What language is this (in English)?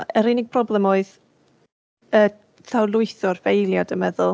Welsh